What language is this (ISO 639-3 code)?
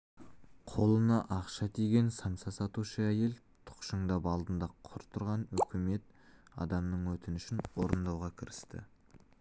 kaz